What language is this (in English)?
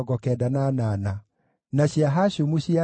Kikuyu